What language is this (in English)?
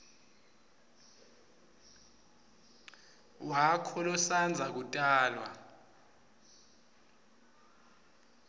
Swati